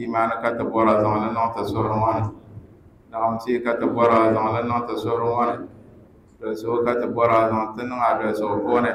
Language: Arabic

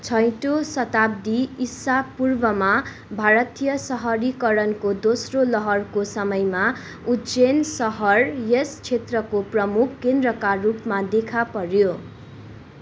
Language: Nepali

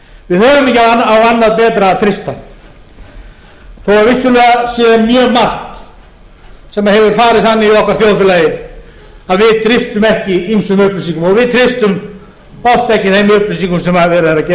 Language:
Icelandic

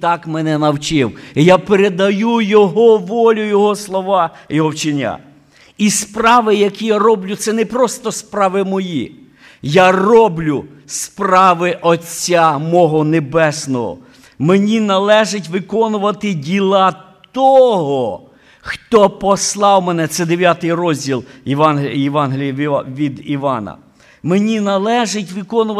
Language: Ukrainian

